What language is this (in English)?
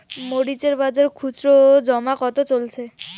Bangla